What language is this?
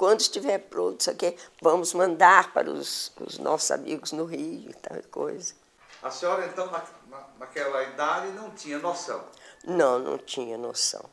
Portuguese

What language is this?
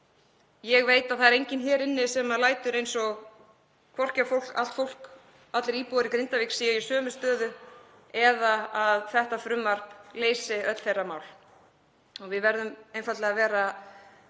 Icelandic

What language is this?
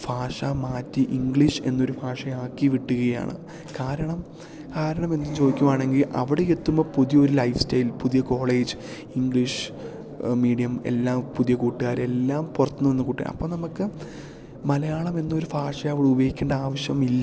Malayalam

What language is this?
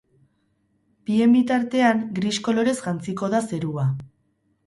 Basque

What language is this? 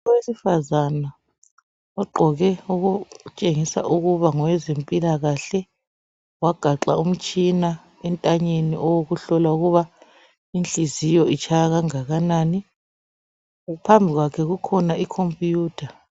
North Ndebele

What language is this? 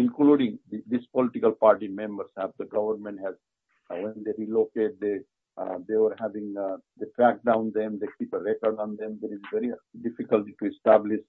English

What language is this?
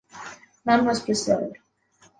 English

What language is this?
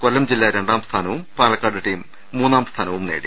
Malayalam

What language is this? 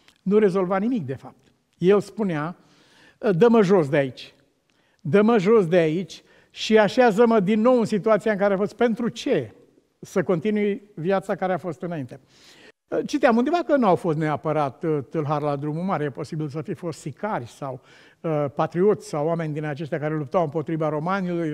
Romanian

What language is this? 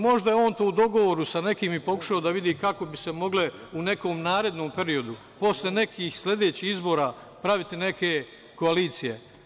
Serbian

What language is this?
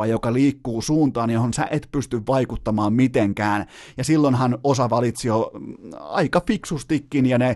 Finnish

